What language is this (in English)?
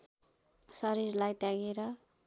Nepali